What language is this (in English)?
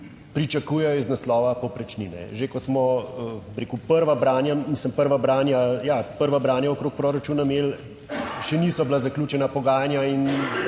Slovenian